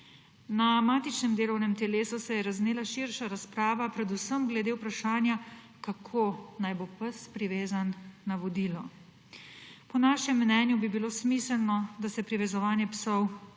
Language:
Slovenian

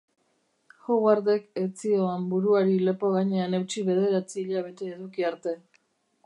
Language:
Basque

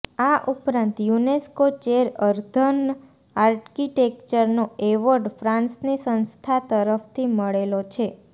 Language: Gujarati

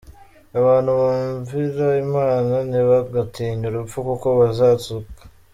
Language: Kinyarwanda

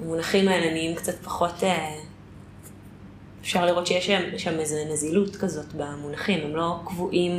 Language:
Hebrew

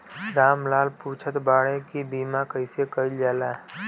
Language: Bhojpuri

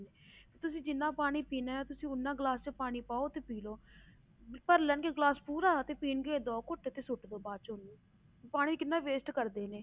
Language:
Punjabi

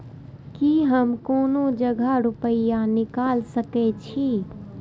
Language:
Maithili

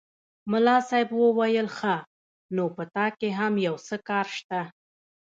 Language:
Pashto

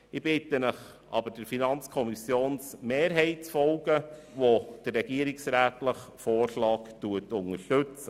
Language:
Swiss German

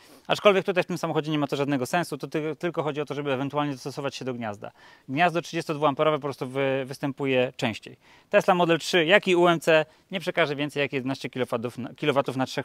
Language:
Polish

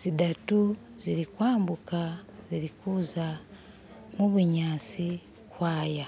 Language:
Masaaba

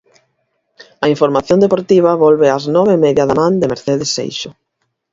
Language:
Galician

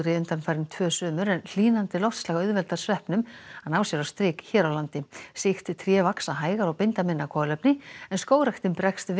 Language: Icelandic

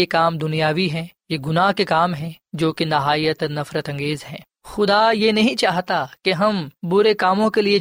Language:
Urdu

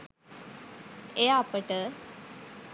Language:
Sinhala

